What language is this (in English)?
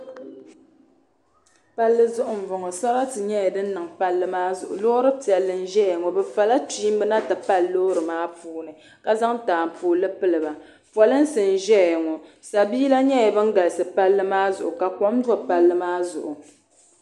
Dagbani